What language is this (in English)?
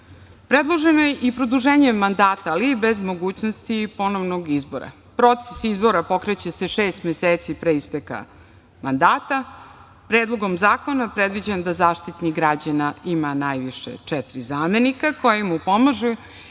Serbian